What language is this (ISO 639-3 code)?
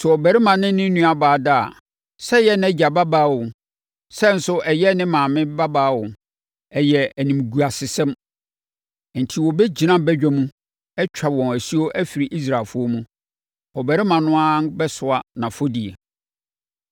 aka